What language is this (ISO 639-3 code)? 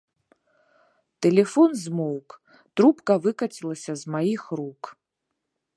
bel